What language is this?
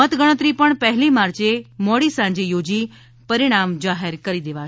Gujarati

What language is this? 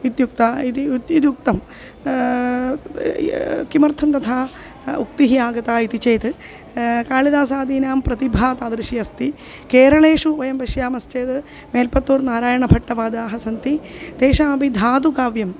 Sanskrit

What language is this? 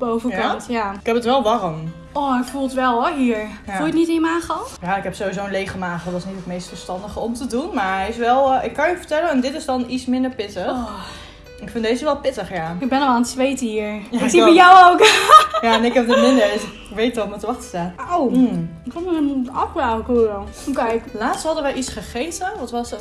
Dutch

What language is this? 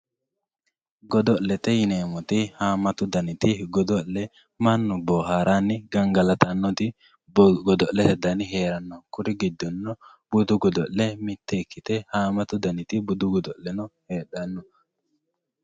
Sidamo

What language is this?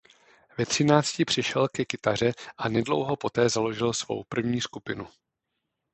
Czech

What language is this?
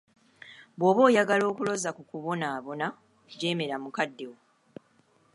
Ganda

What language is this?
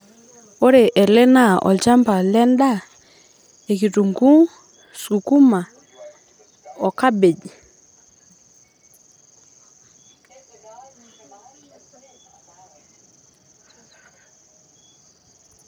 Masai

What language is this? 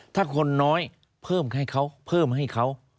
Thai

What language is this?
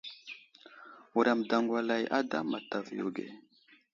Wuzlam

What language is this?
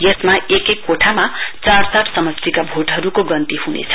Nepali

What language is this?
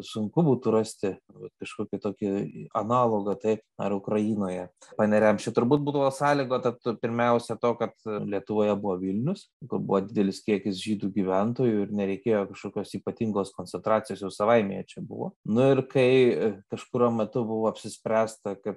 Lithuanian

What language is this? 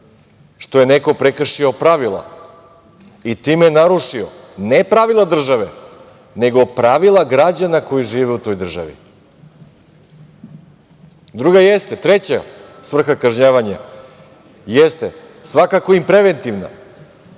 Serbian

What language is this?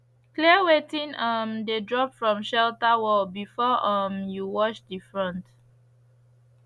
Nigerian Pidgin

